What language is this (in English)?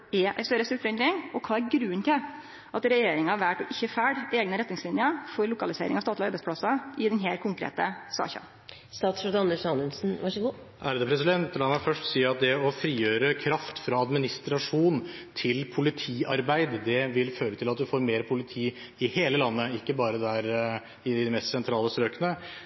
Norwegian